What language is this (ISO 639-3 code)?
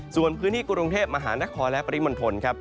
tha